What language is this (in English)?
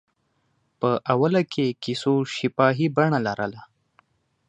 Pashto